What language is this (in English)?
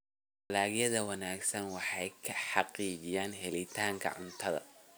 Somali